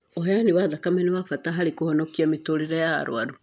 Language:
Kikuyu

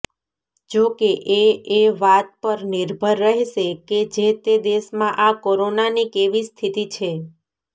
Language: Gujarati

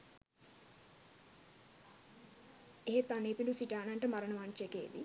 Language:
Sinhala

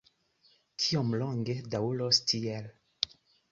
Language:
Esperanto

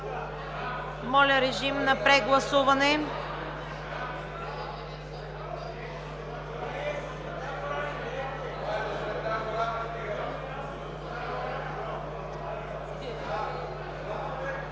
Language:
Bulgarian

